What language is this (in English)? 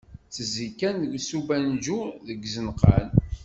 Kabyle